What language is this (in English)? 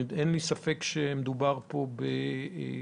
Hebrew